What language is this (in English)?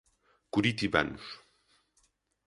Portuguese